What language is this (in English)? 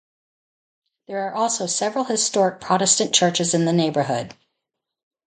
English